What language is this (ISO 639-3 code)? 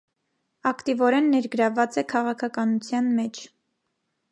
hye